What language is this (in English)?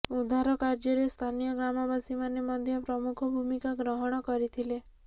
Odia